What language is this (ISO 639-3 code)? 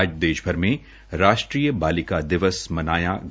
hin